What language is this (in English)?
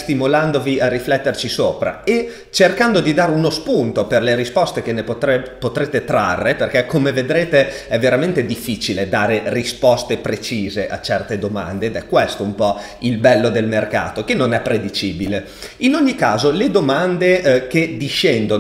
Italian